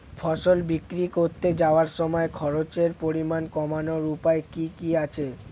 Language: Bangla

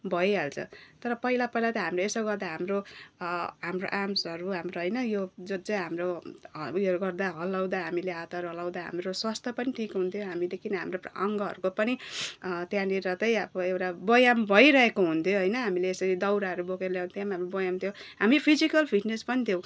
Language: Nepali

